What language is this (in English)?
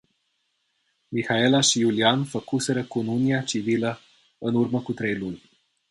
Romanian